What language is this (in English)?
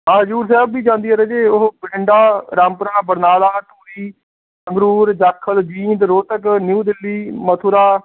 Punjabi